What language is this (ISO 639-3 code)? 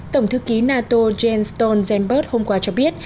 vie